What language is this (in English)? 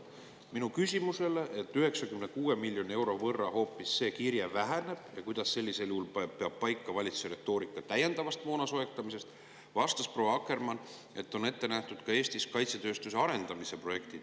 Estonian